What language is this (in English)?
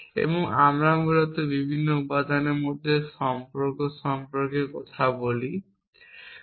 Bangla